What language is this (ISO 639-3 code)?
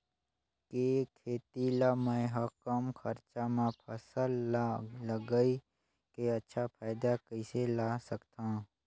hne